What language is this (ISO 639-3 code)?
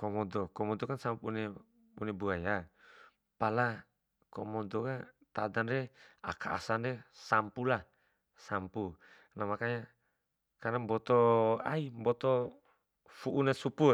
bhp